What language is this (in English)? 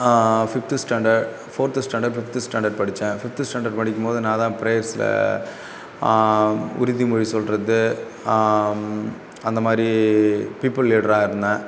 Tamil